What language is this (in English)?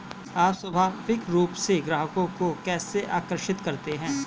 Hindi